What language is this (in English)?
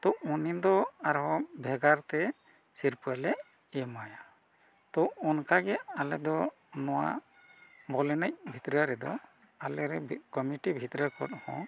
Santali